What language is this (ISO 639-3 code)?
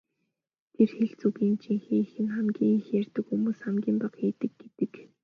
mon